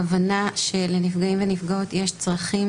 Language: Hebrew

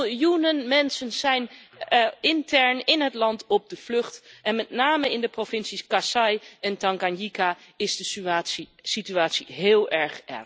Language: Dutch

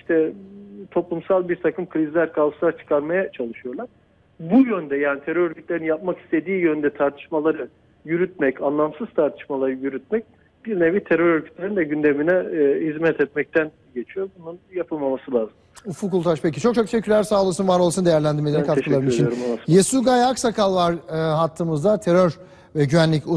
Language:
Turkish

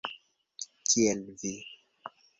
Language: Esperanto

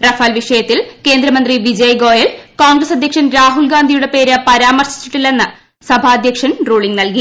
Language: Malayalam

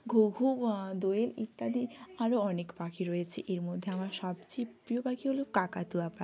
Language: Bangla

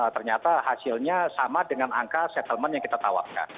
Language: Indonesian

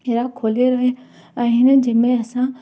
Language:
Sindhi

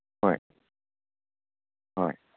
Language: Manipuri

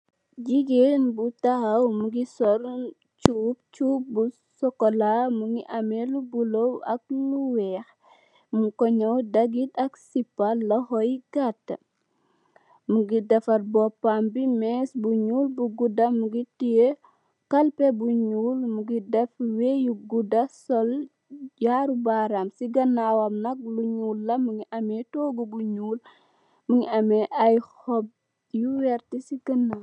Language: Wolof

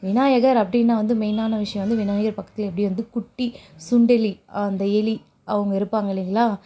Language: Tamil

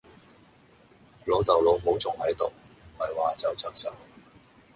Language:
Cantonese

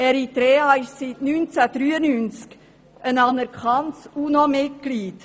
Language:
Swiss German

